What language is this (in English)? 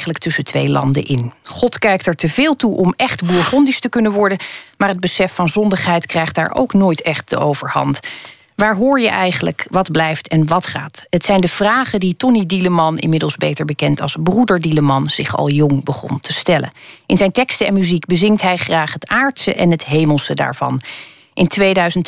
Dutch